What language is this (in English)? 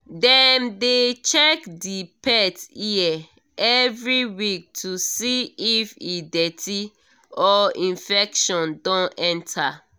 Nigerian Pidgin